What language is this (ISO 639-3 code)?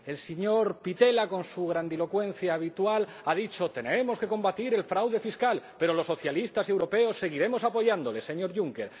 spa